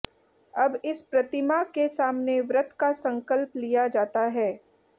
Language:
Hindi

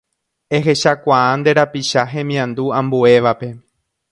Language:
Guarani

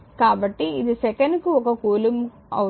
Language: Telugu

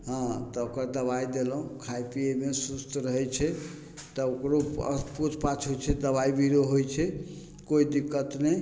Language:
Maithili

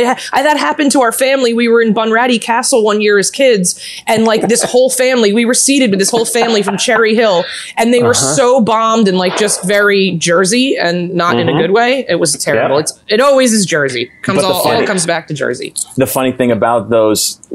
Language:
English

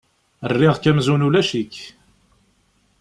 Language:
Kabyle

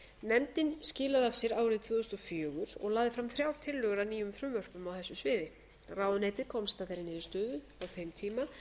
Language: Icelandic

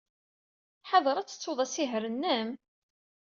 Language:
Kabyle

